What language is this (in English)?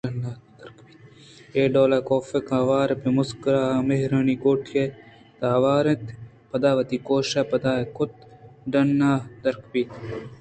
Eastern Balochi